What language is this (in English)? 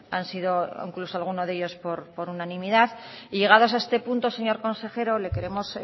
Spanish